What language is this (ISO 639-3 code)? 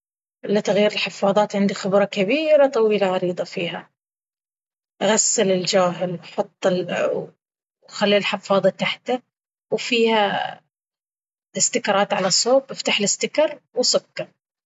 abv